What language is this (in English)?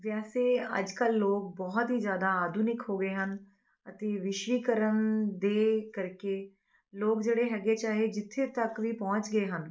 Punjabi